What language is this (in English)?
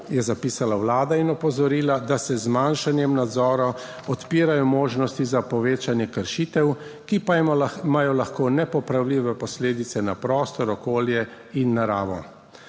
Slovenian